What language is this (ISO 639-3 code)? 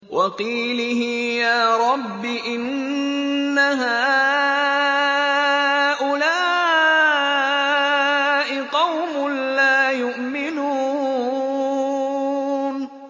ara